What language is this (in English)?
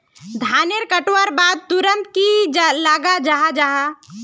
Magahi